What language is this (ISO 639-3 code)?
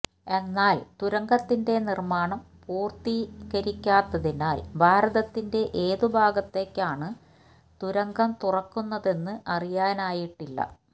mal